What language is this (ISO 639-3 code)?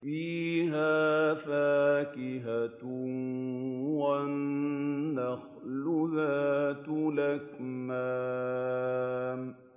ara